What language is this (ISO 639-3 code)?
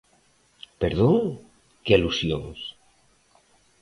glg